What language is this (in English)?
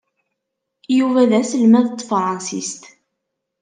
Kabyle